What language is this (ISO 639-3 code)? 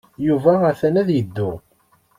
kab